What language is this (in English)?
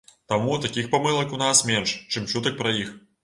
Belarusian